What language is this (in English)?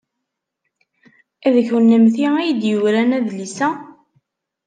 Kabyle